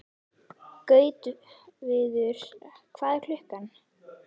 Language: Icelandic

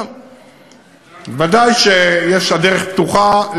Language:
Hebrew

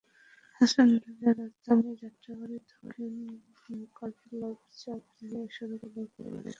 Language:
Bangla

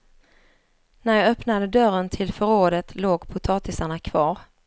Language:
Swedish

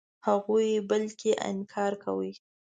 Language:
Pashto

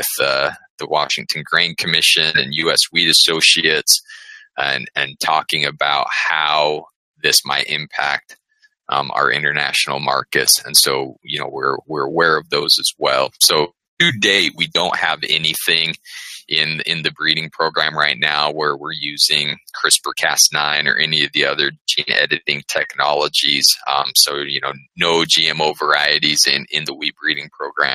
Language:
English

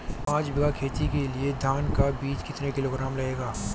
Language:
Hindi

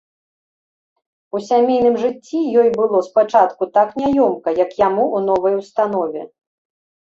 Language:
Belarusian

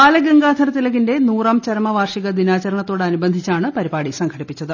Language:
Malayalam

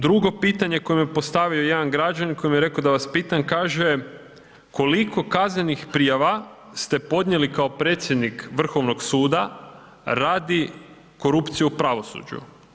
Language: Croatian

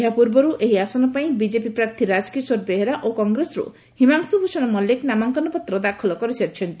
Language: Odia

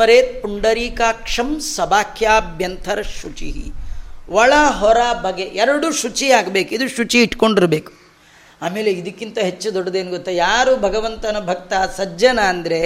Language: Kannada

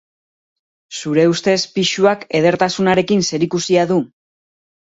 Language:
Basque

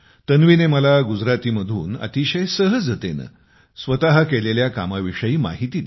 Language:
Marathi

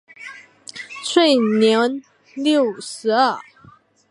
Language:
Chinese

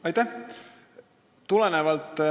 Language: Estonian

